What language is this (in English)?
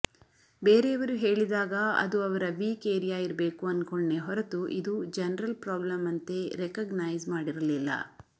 Kannada